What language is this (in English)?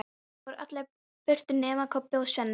Icelandic